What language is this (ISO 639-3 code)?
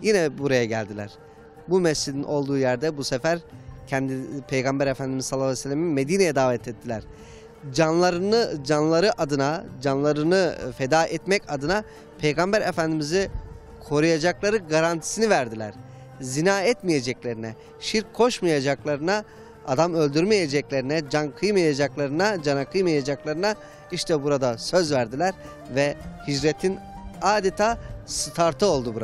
tur